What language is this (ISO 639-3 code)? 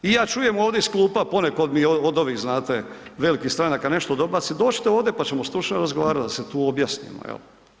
hrv